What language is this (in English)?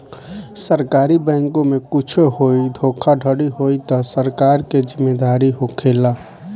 Bhojpuri